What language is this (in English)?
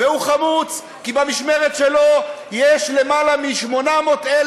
Hebrew